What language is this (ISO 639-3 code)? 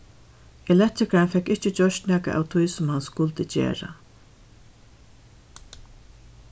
fao